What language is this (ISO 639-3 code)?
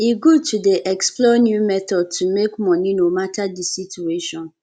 pcm